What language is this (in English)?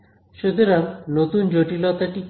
Bangla